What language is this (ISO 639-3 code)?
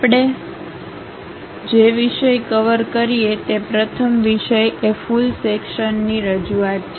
guj